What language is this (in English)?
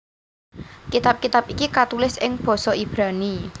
Javanese